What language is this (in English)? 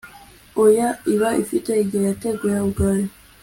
Kinyarwanda